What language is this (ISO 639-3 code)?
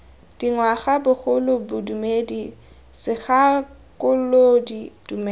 tsn